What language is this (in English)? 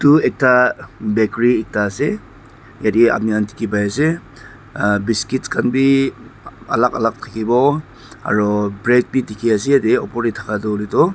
Naga Pidgin